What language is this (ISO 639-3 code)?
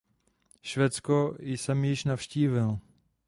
ces